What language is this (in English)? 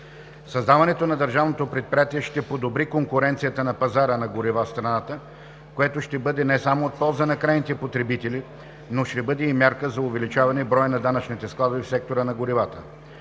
Bulgarian